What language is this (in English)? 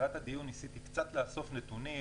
Hebrew